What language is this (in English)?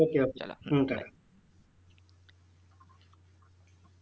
Bangla